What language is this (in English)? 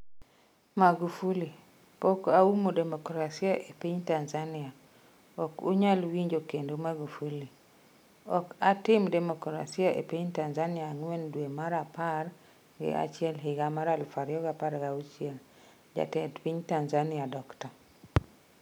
Luo (Kenya and Tanzania)